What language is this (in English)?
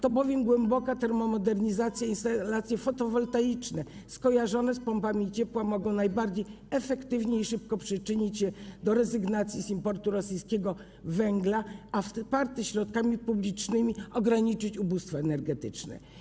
Polish